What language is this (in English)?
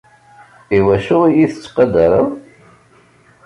Kabyle